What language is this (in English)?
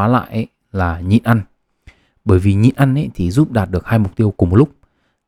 Vietnamese